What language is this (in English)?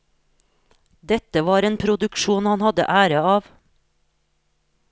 Norwegian